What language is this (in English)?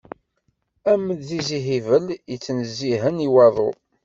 Kabyle